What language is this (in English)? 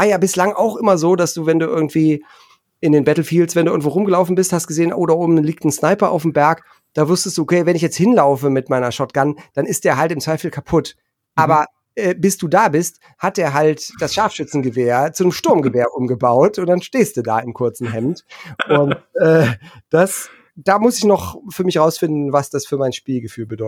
German